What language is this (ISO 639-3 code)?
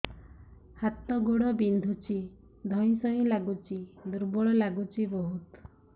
ori